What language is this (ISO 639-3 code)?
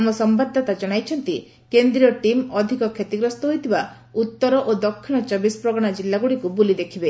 ori